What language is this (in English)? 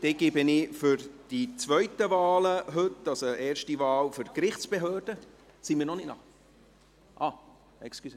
Swiss German